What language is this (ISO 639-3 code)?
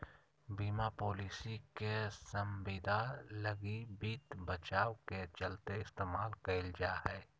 mag